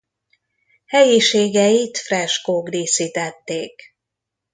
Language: Hungarian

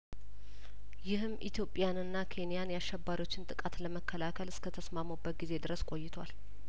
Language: Amharic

